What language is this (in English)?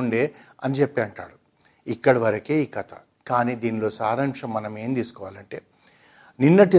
Telugu